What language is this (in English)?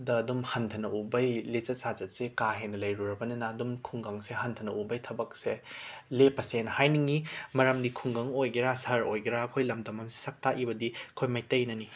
Manipuri